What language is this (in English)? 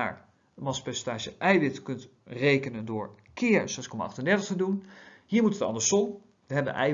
Dutch